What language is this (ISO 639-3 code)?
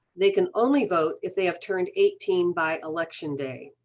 eng